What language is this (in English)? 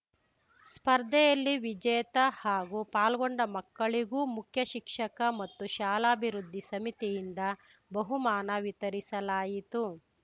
Kannada